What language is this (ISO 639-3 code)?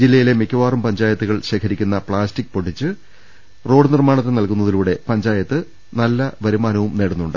mal